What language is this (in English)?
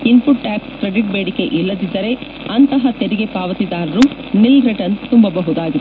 Kannada